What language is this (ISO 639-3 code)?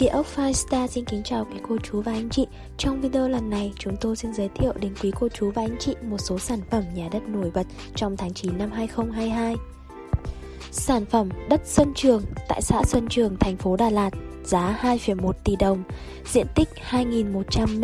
vie